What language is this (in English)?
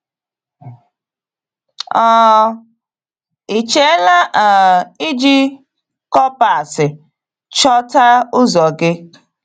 Igbo